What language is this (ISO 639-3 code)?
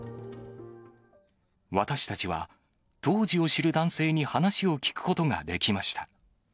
jpn